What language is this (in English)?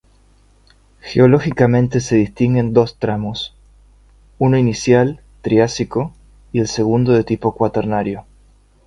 Spanish